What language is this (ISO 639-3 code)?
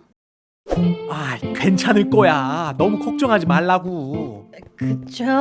kor